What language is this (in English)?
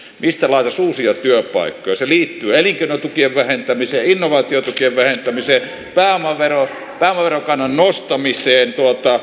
Finnish